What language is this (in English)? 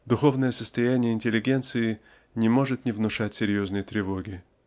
Russian